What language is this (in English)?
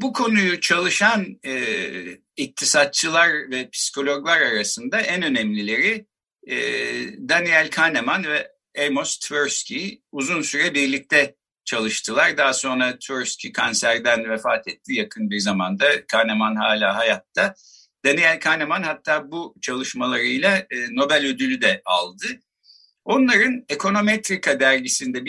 Turkish